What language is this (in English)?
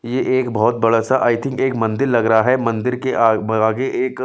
Hindi